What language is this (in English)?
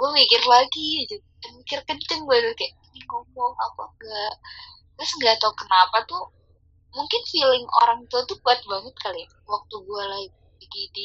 Indonesian